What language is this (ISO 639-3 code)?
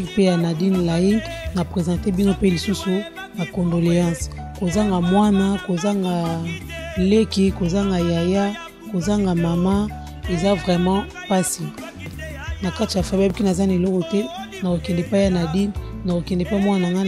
fra